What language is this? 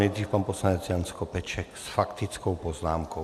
Czech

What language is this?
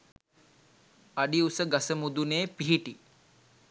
Sinhala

